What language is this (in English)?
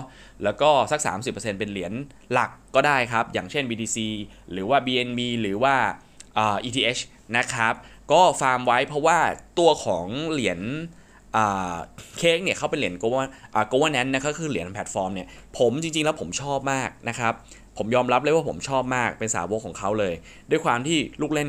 Thai